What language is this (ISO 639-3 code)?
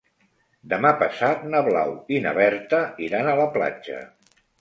cat